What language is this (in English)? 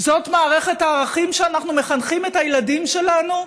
Hebrew